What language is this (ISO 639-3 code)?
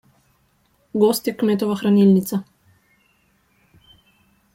slv